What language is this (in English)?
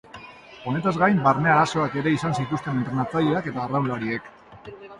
Basque